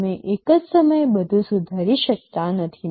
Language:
Gujarati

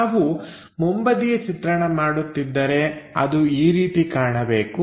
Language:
Kannada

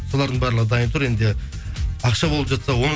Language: Kazakh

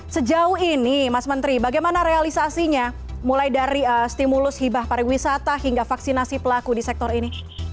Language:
Indonesian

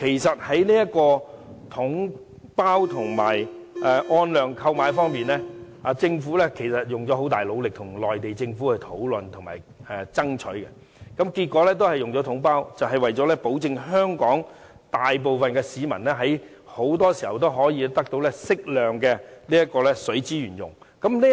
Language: Cantonese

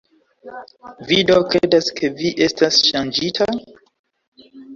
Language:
Esperanto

